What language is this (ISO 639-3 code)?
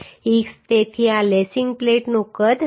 guj